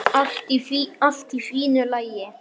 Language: Icelandic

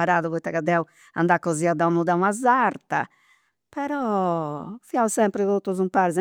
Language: Campidanese Sardinian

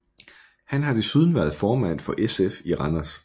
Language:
Danish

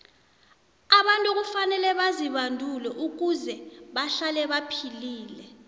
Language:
South Ndebele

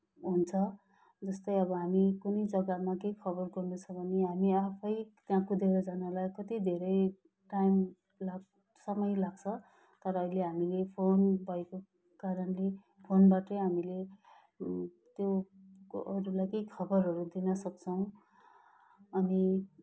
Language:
Nepali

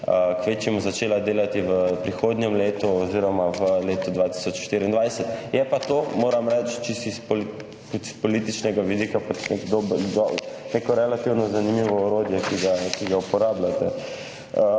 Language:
Slovenian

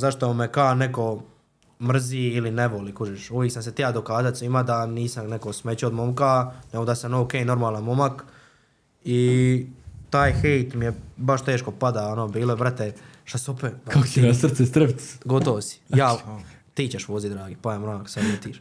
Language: Croatian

